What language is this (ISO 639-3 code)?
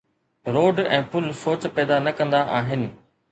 snd